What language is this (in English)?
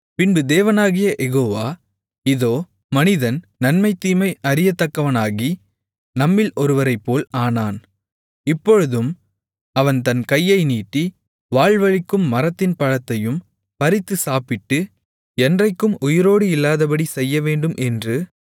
Tamil